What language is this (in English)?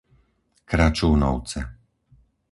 Slovak